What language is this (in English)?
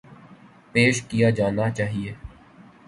Urdu